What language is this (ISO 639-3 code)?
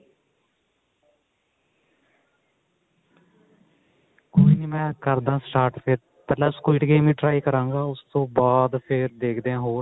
pan